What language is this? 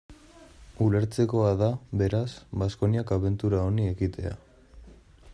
Basque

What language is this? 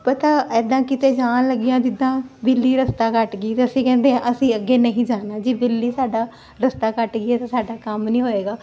Punjabi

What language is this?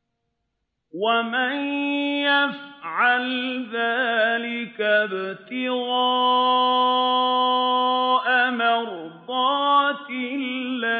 Arabic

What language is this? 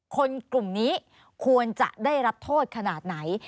Thai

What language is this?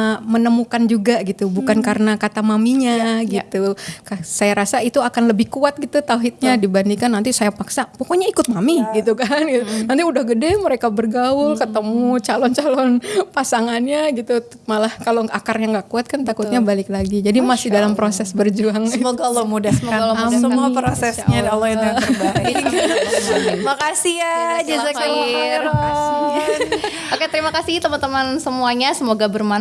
Indonesian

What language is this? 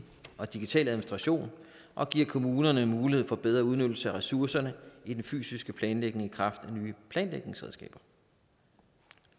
Danish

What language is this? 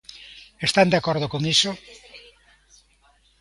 Galician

